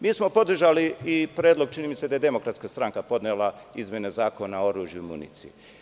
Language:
Serbian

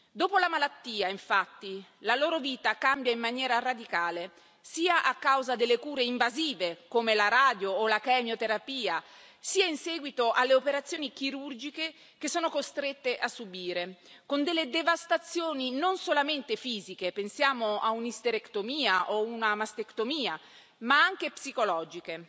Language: Italian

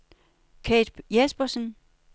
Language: Danish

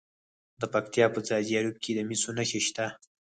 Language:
Pashto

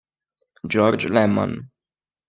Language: Italian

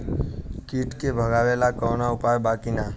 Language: Bhojpuri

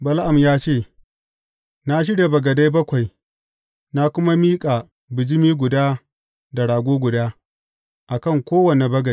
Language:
Hausa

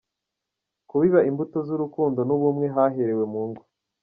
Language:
Kinyarwanda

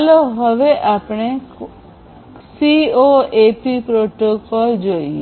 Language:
Gujarati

